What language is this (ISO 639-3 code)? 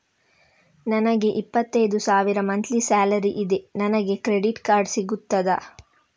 kan